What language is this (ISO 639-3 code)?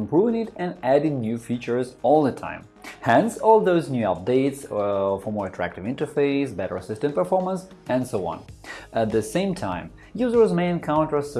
eng